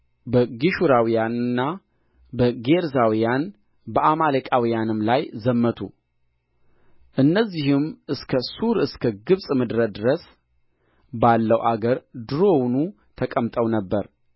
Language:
Amharic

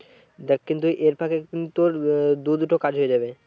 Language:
Bangla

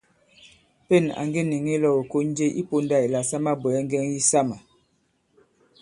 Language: Bankon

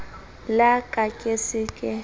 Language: Southern Sotho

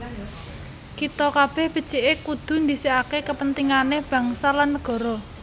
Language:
Javanese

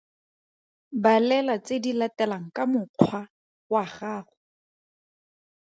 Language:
Tswana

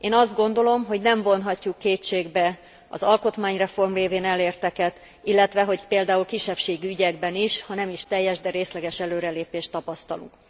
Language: Hungarian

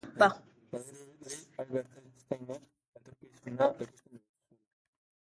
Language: Basque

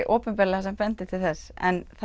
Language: Icelandic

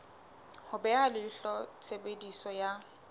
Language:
Southern Sotho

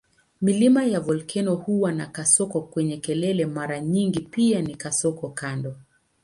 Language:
Swahili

